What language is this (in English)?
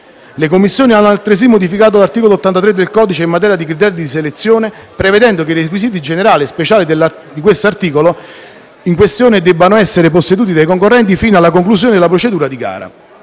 Italian